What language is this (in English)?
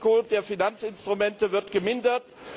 German